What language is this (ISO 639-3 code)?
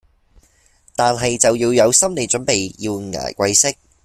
yue